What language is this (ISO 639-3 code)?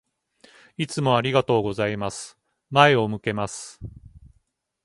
jpn